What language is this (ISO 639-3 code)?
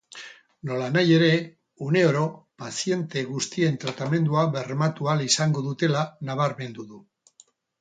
eus